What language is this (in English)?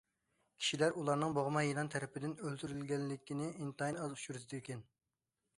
Uyghur